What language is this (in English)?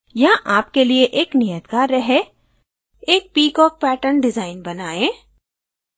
Hindi